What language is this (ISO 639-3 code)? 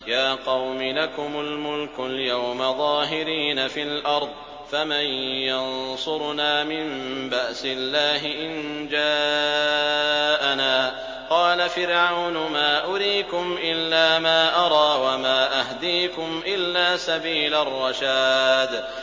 ara